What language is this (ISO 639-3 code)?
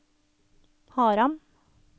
nor